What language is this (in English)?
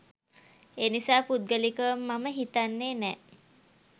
Sinhala